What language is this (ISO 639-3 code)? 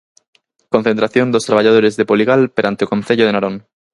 glg